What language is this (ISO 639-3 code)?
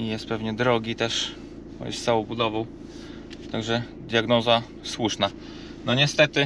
pol